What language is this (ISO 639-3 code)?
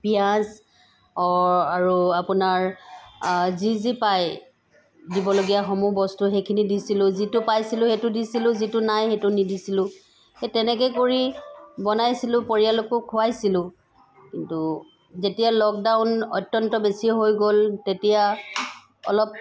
asm